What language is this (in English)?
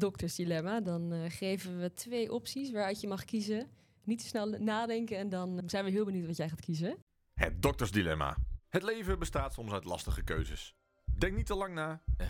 Dutch